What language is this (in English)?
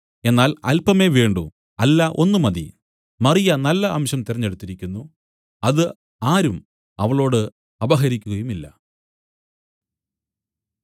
Malayalam